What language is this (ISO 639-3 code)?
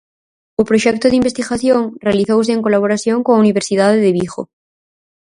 glg